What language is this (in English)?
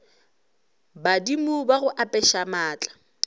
Northern Sotho